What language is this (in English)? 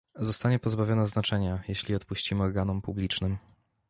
Polish